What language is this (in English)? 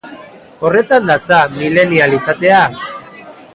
Basque